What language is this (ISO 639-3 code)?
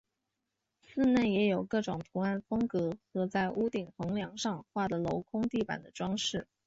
zho